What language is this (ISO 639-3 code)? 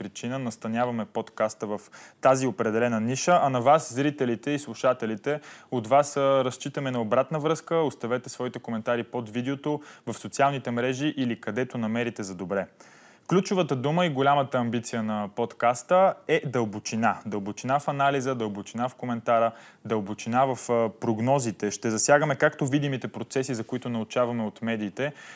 bul